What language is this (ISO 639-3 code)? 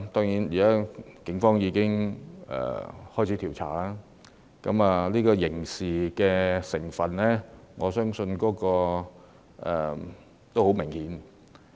yue